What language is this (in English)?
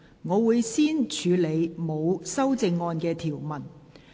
Cantonese